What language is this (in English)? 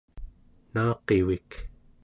Central Yupik